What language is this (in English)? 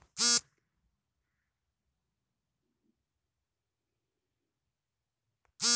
Kannada